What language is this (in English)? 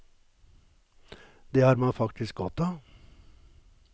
Norwegian